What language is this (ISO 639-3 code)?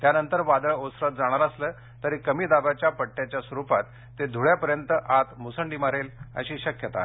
mar